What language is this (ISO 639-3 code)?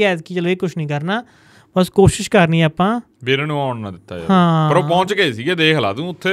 pan